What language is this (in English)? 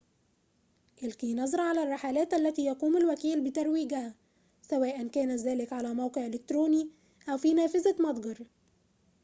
Arabic